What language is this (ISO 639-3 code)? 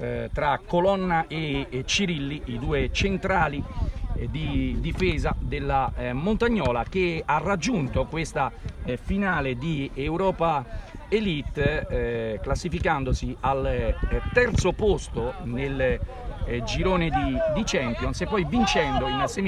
ita